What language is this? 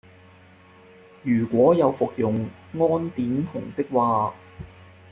Cantonese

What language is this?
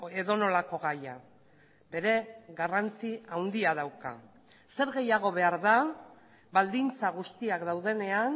Basque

